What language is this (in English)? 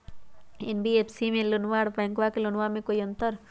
Magahi